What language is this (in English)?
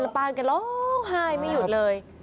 Thai